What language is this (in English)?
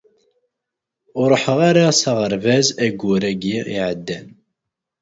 Kabyle